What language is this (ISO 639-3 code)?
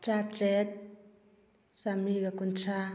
mni